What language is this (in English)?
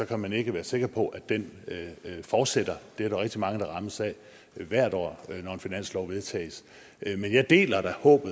Danish